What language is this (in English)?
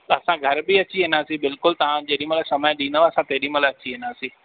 Sindhi